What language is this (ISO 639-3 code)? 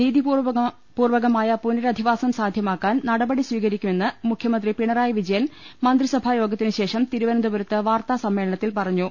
mal